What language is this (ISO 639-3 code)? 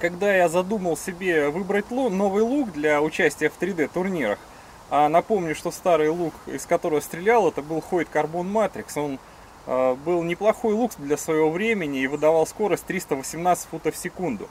rus